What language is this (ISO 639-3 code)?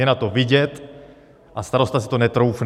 ces